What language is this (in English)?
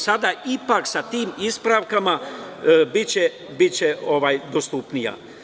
Serbian